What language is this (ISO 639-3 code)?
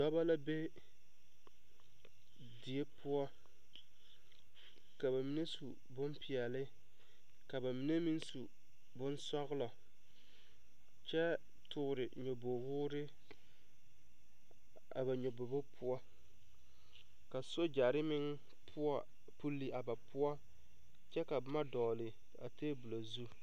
dga